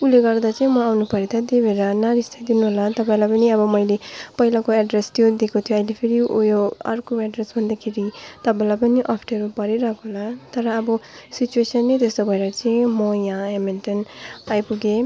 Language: Nepali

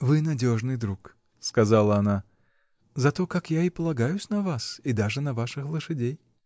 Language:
Russian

